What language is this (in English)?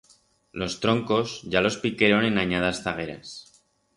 Aragonese